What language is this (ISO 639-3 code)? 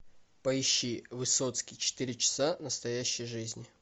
rus